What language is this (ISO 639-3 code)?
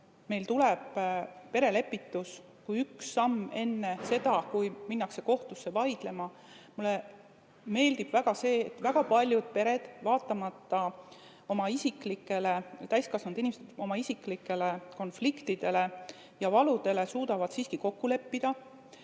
est